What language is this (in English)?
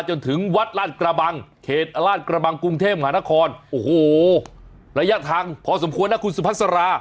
Thai